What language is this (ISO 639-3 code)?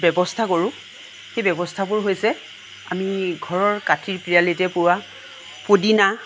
asm